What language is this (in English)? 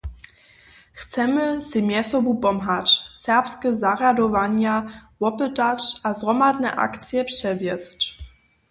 Upper Sorbian